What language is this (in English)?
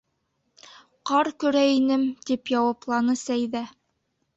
Bashkir